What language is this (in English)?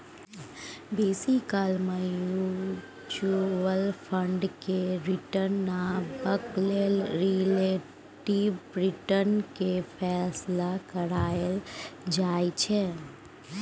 Maithili